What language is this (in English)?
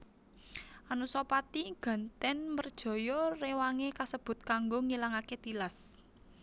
Javanese